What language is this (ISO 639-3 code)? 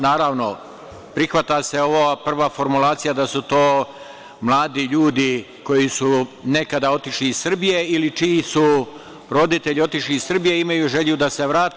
srp